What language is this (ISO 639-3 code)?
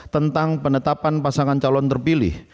ind